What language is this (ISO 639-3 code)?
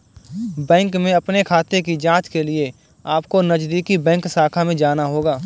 hin